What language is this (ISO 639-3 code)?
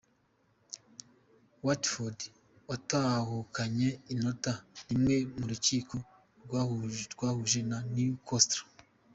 kin